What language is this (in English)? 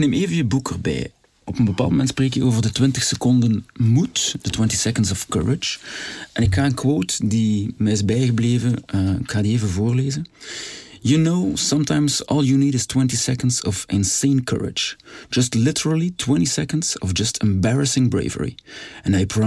Dutch